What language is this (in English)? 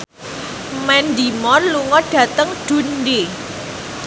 Javanese